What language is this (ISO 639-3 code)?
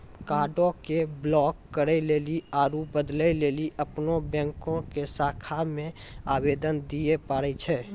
mai